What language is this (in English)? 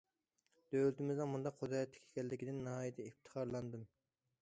Uyghur